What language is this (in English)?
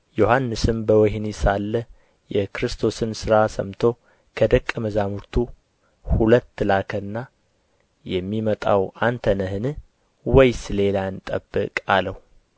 Amharic